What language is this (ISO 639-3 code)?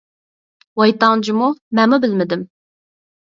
uig